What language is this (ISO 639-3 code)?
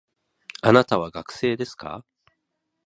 jpn